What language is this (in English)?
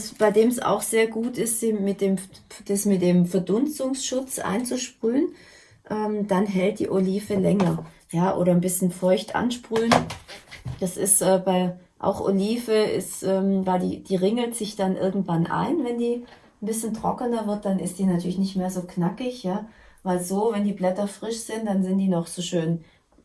German